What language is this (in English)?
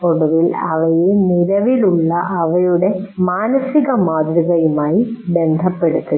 Malayalam